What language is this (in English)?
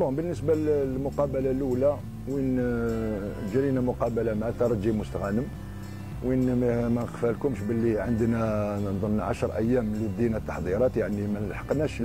Arabic